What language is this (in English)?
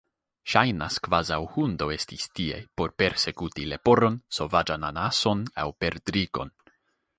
Esperanto